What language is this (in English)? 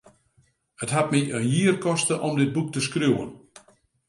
Western Frisian